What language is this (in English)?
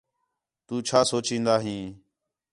Khetrani